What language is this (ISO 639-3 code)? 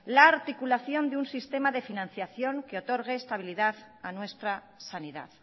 spa